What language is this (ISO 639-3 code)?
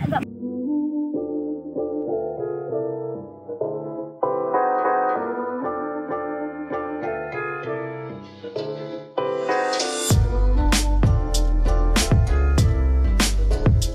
ind